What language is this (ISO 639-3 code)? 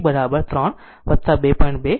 guj